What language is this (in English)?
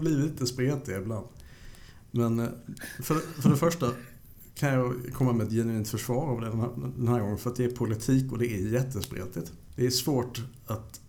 Swedish